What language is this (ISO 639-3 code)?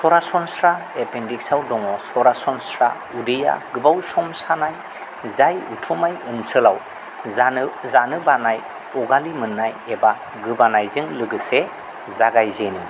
brx